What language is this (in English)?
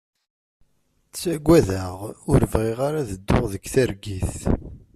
Kabyle